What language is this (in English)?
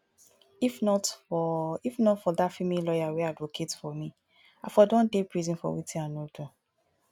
Nigerian Pidgin